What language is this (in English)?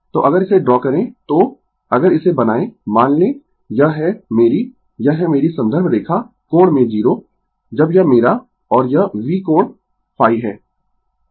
Hindi